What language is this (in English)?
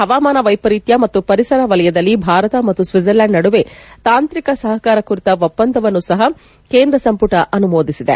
Kannada